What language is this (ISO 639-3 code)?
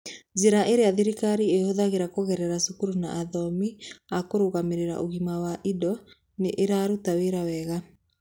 kik